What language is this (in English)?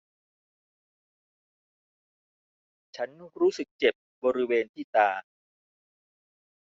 Thai